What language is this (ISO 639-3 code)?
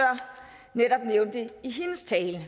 dan